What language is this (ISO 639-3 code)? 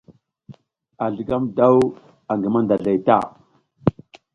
giz